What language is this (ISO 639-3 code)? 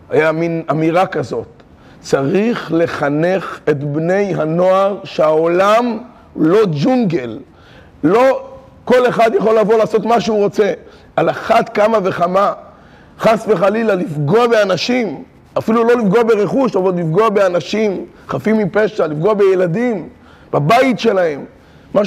heb